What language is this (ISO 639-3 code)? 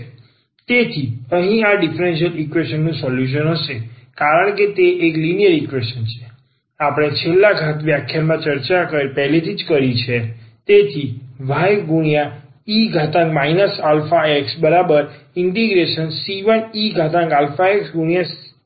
guj